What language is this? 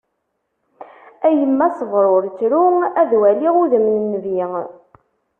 Kabyle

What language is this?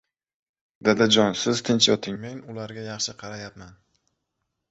Uzbek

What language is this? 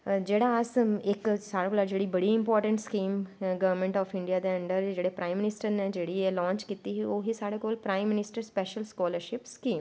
Dogri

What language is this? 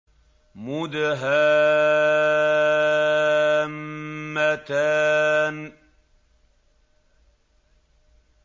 Arabic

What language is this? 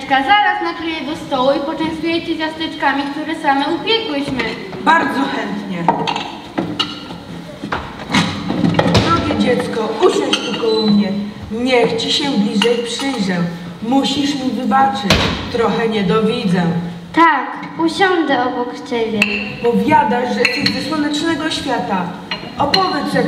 Polish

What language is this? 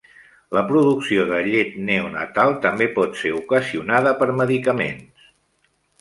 Catalan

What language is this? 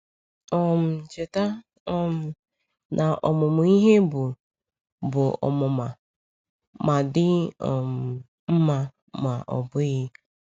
Igbo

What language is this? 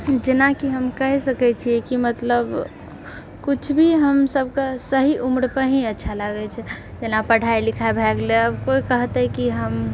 Maithili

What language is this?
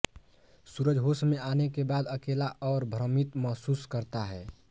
Hindi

